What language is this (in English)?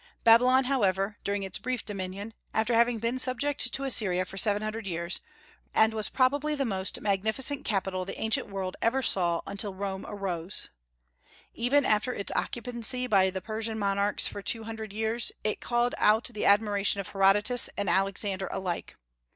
English